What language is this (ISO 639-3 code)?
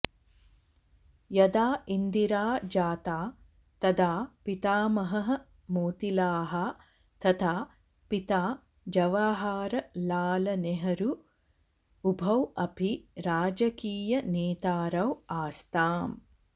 san